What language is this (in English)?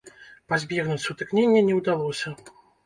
Belarusian